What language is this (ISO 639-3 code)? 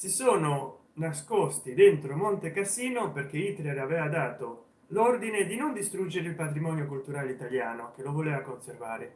ita